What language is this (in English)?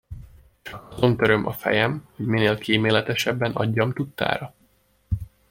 Hungarian